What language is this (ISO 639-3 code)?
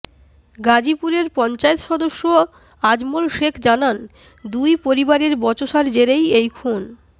ben